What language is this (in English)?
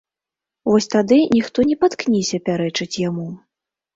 Belarusian